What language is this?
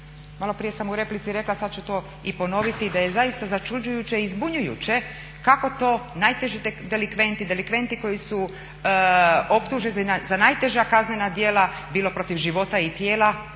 Croatian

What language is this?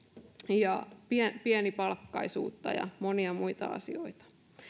Finnish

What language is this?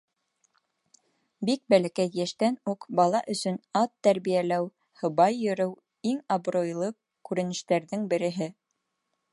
Bashkir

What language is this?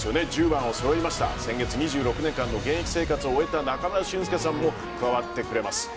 Japanese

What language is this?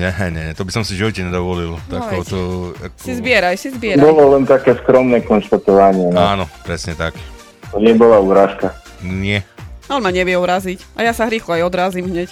Slovak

